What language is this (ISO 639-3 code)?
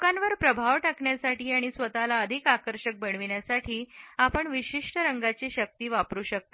mar